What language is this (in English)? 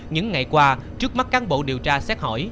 Vietnamese